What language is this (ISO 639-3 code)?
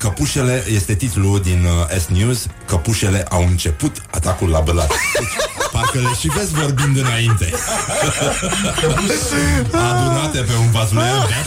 ron